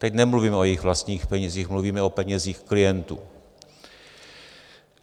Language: Czech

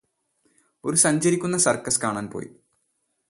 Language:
Malayalam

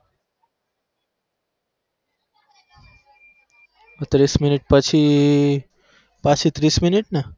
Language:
Gujarati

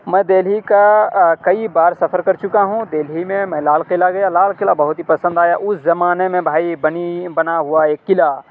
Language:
Urdu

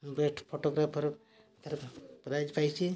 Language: Odia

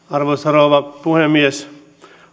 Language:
Finnish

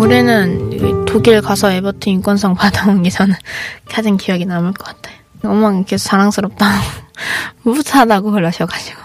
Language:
Korean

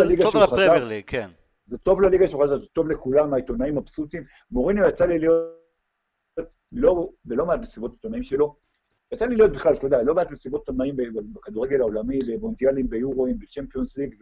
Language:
Hebrew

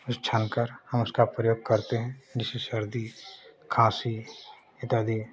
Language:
Hindi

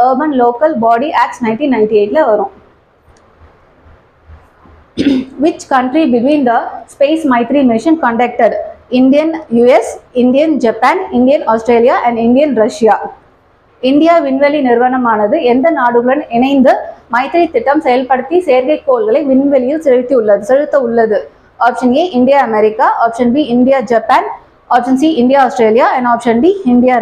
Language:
Tamil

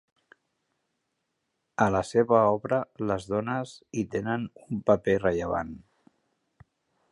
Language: Catalan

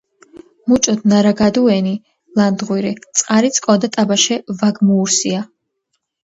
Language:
Georgian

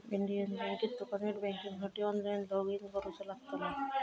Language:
Marathi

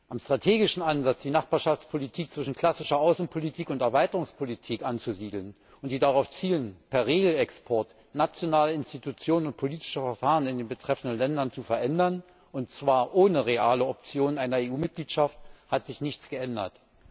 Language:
German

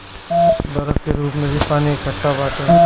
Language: Bhojpuri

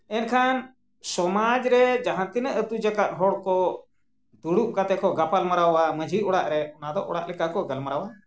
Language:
Santali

